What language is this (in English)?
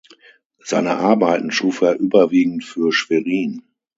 German